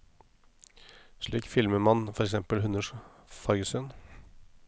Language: Norwegian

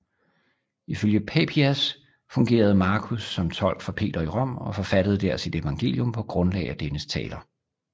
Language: Danish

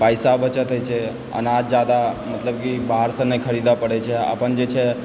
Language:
Maithili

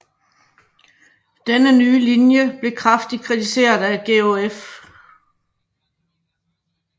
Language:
Danish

